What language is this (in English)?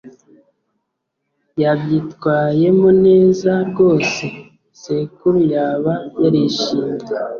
Kinyarwanda